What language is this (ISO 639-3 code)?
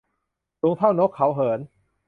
tha